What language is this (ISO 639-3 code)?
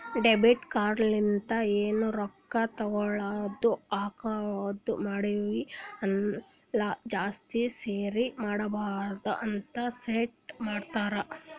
kan